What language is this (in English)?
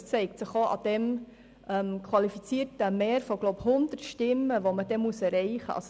Swiss German